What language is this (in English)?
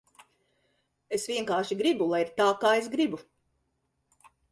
Latvian